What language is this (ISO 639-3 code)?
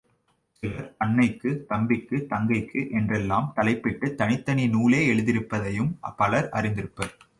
tam